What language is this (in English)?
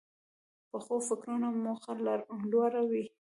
Pashto